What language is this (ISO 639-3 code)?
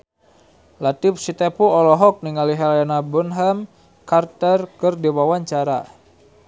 sun